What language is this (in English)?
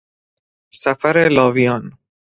Persian